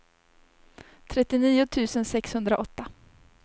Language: Swedish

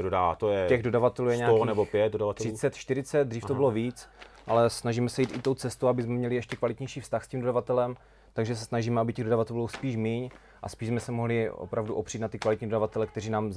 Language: Czech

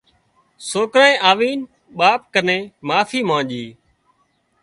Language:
Wadiyara Koli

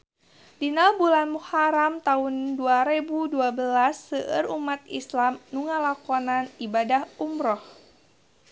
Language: Sundanese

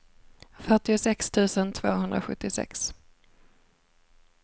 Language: Swedish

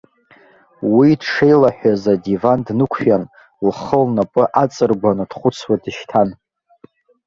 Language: Abkhazian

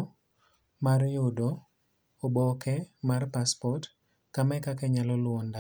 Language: Luo (Kenya and Tanzania)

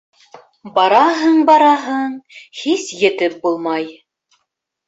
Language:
Bashkir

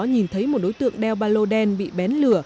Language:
Vietnamese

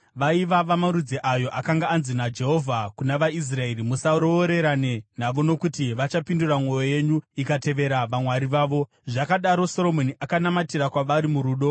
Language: Shona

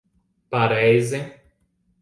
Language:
Latvian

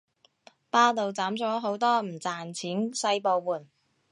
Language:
Cantonese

